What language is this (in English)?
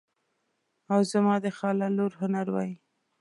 Pashto